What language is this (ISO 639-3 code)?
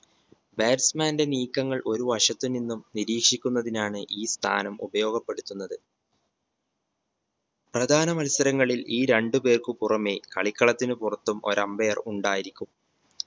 mal